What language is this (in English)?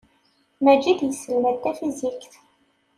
Kabyle